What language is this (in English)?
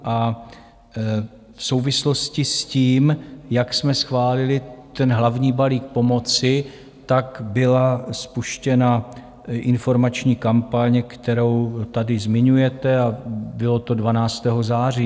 Czech